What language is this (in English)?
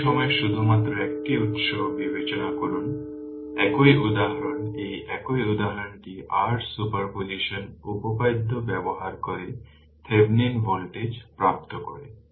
Bangla